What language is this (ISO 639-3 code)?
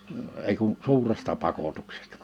fin